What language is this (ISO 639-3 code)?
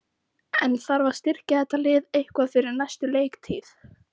isl